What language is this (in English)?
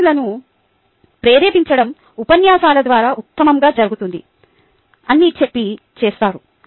Telugu